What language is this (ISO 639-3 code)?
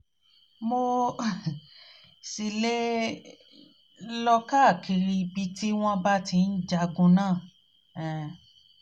yor